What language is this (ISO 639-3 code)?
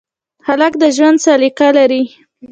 pus